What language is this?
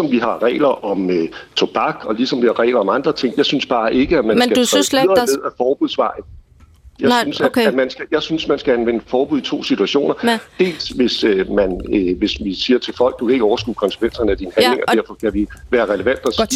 Danish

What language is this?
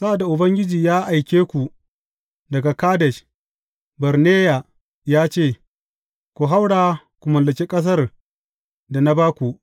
Hausa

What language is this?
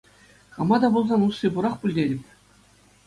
Chuvash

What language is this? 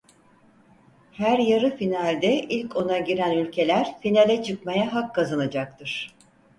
Turkish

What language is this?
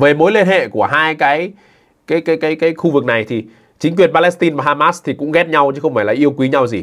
Vietnamese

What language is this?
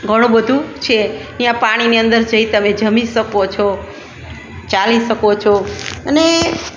Gujarati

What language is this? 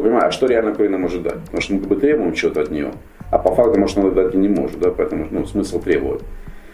Russian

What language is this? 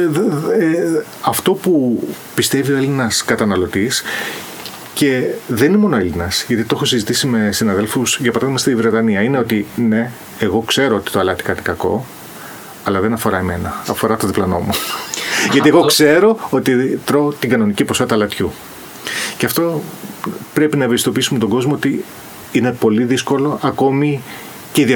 Greek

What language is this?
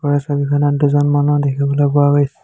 Assamese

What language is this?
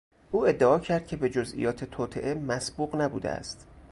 Persian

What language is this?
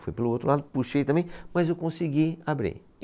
Portuguese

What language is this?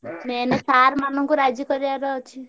Odia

